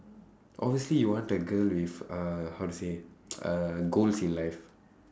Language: English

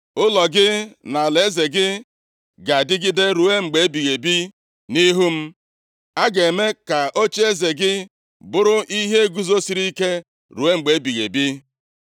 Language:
Igbo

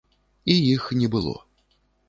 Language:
Belarusian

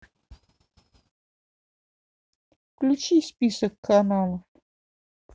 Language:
Russian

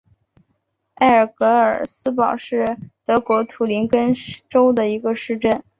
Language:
Chinese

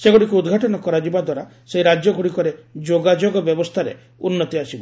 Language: Odia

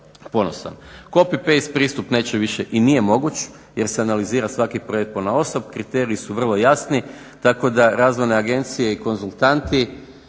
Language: Croatian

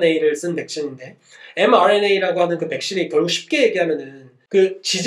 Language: Korean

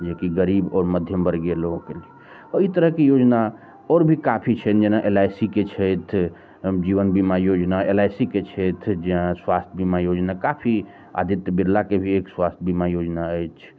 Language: Maithili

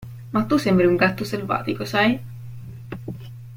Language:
Italian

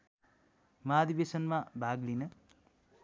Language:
Nepali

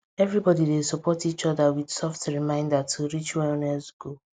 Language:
Nigerian Pidgin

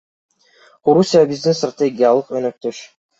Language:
Kyrgyz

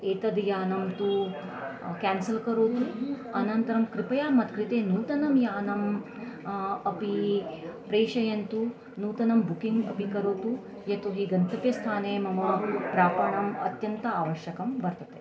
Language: Sanskrit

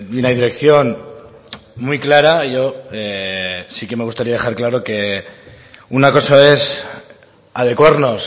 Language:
Spanish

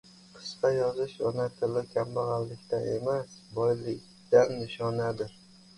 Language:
Uzbek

